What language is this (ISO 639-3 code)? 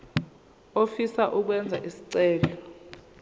zul